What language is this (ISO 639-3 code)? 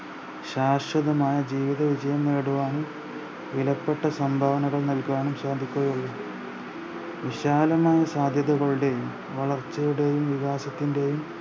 mal